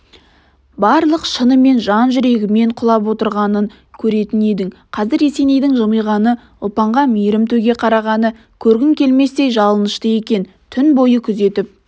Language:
Kazakh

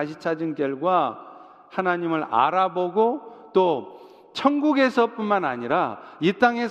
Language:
Korean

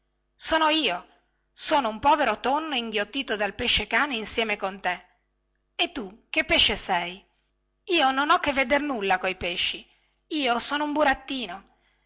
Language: Italian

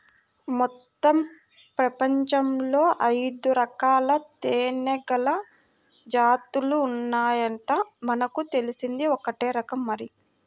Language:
Telugu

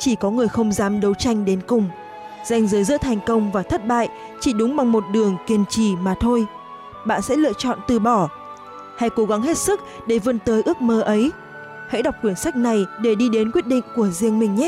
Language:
Vietnamese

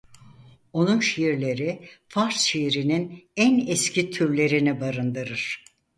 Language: Turkish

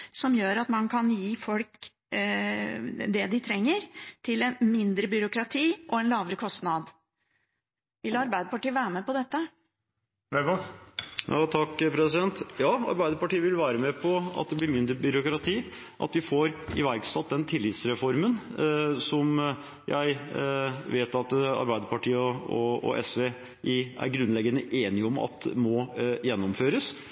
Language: Norwegian Bokmål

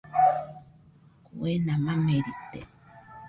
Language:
Nüpode Huitoto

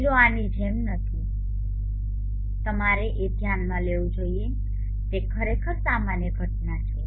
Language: Gujarati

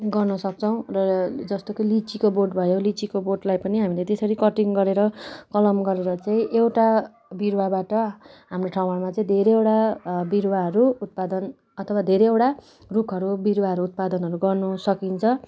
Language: Nepali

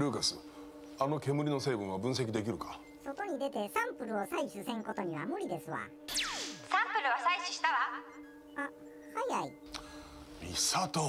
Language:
Japanese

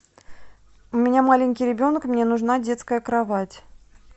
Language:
Russian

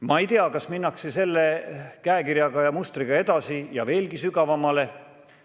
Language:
Estonian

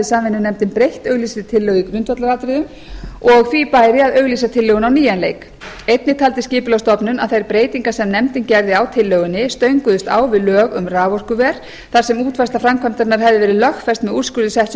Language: Icelandic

